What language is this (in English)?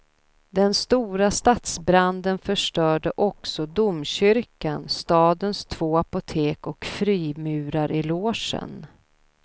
Swedish